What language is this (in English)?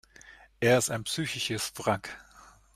German